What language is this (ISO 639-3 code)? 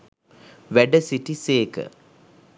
sin